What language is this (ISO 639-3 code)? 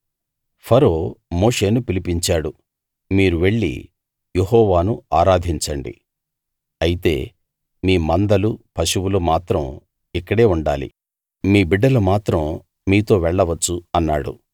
tel